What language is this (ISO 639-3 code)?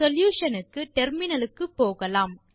tam